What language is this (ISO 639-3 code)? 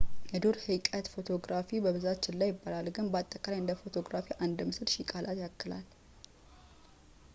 amh